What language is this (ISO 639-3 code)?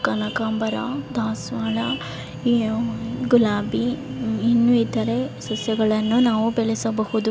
kan